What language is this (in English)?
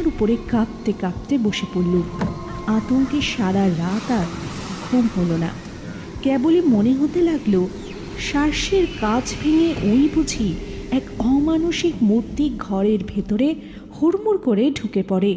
Bangla